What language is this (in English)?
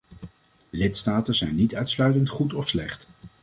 Dutch